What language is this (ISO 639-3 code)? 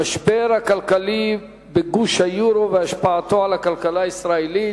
heb